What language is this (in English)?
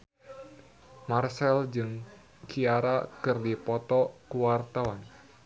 Sundanese